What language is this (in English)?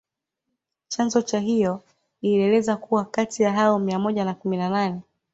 Swahili